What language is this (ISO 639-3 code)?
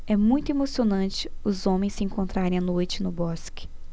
por